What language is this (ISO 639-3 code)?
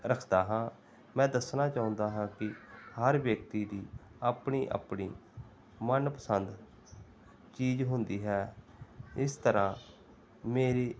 pan